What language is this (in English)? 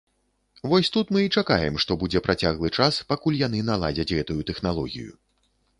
Belarusian